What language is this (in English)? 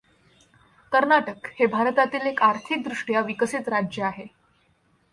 Marathi